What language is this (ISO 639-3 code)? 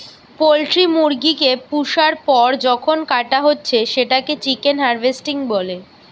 ben